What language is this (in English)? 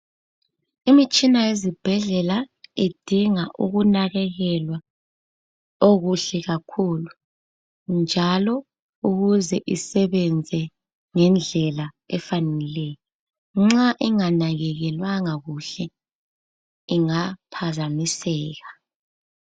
North Ndebele